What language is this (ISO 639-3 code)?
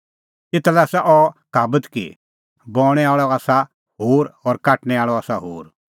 kfx